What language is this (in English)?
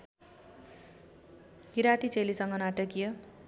Nepali